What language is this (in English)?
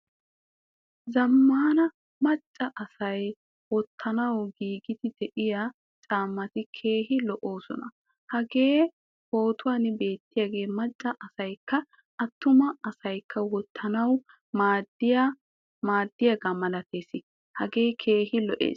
Wolaytta